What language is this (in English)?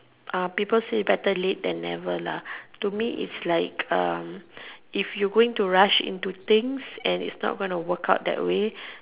English